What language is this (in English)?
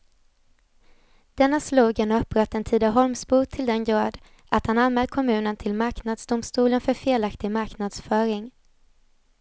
Swedish